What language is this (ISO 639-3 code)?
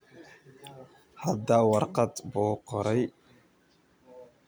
som